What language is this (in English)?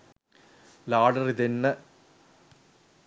Sinhala